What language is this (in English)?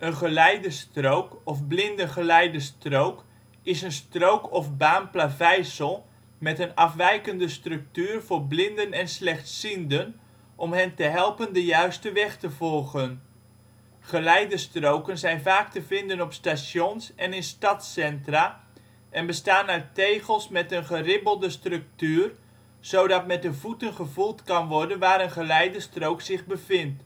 Dutch